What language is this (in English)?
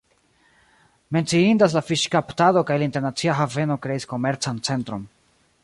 Esperanto